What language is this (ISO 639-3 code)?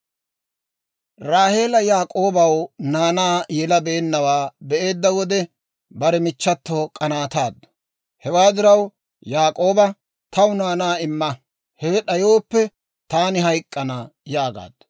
dwr